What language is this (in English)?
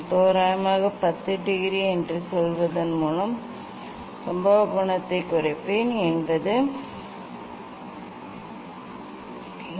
Tamil